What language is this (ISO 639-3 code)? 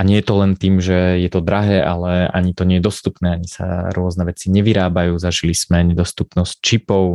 slk